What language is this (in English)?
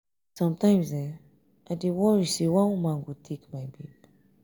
Nigerian Pidgin